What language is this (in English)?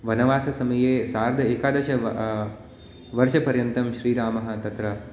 Sanskrit